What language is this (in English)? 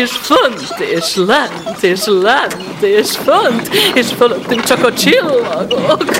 Hungarian